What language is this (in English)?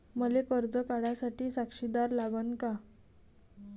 Marathi